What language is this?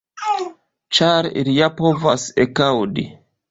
Esperanto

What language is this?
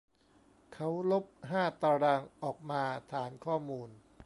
Thai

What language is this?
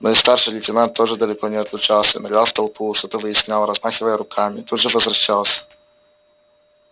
Russian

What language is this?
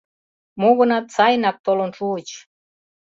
Mari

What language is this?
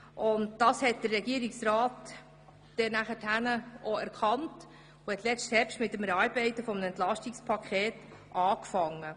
Swiss German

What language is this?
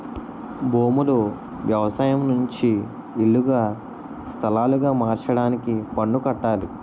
Telugu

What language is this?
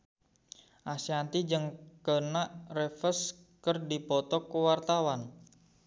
Sundanese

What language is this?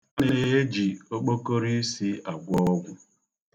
Igbo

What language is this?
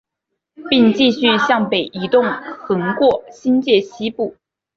Chinese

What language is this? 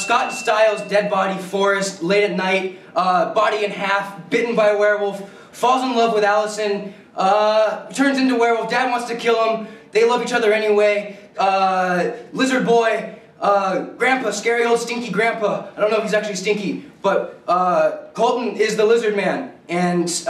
English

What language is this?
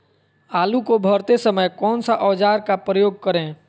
Magahi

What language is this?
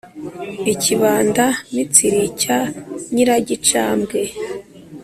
Kinyarwanda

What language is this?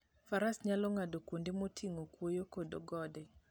Luo (Kenya and Tanzania)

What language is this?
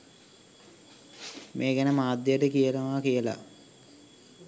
Sinhala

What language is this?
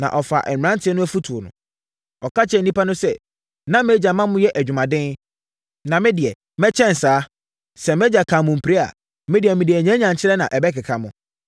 Akan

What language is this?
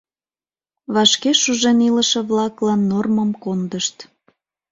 Mari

